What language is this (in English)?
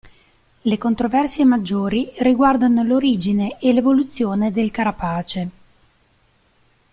Italian